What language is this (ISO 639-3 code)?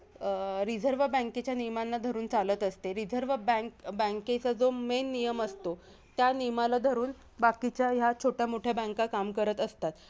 mar